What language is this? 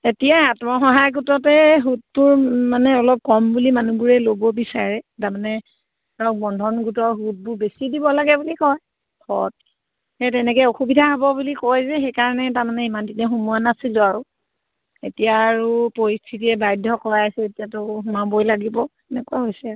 Assamese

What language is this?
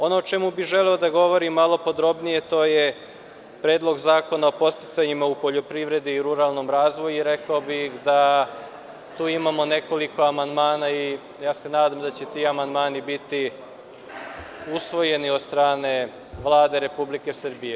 Serbian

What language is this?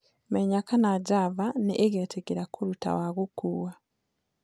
Kikuyu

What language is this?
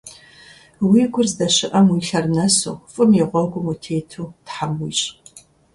Kabardian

